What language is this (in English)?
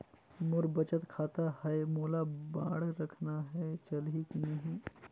Chhattisgarhi